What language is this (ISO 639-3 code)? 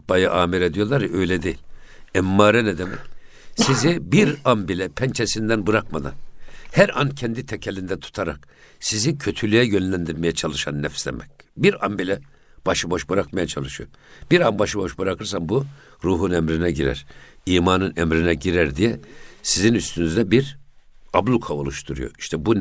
tur